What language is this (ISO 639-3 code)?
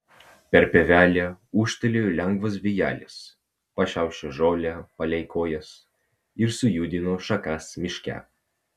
lit